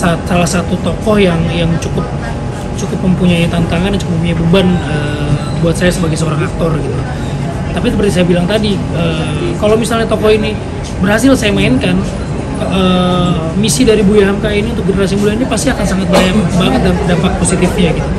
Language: Indonesian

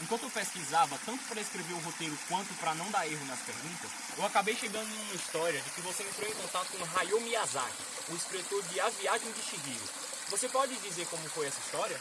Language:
Portuguese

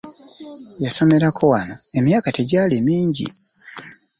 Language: Ganda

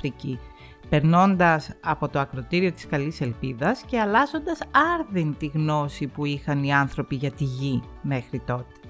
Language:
Greek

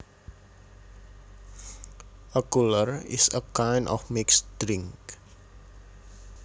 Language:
Javanese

